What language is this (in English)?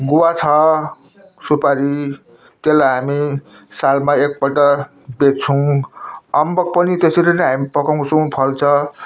Nepali